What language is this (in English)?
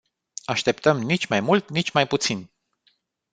Romanian